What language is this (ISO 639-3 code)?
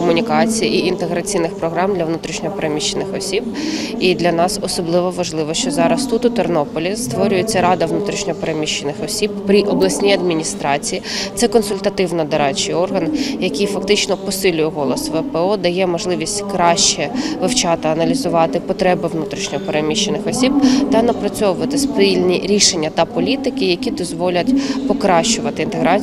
ukr